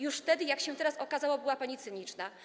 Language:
Polish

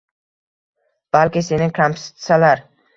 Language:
Uzbek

